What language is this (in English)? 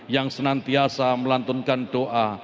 Indonesian